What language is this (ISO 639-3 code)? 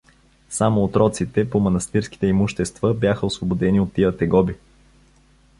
bul